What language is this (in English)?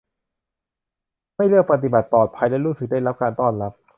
Thai